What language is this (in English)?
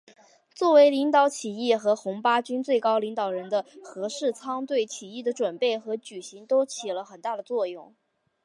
Chinese